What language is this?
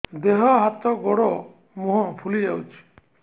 Odia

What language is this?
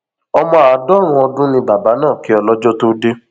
Yoruba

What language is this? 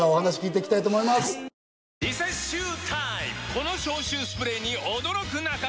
Japanese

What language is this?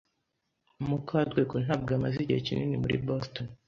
Kinyarwanda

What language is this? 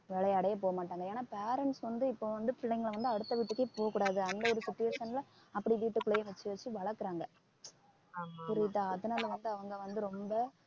Tamil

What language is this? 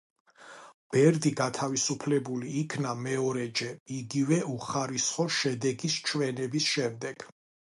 Georgian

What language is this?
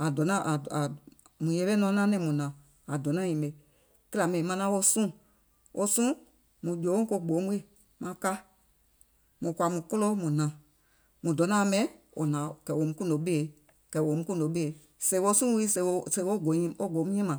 Gola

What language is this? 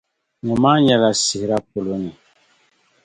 Dagbani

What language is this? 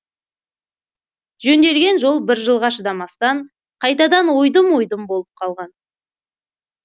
Kazakh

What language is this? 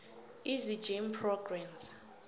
South Ndebele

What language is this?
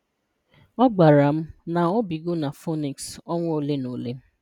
Igbo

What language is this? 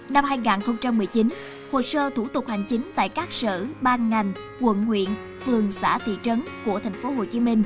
Vietnamese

